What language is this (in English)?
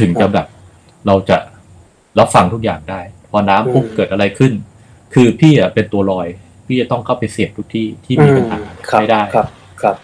Thai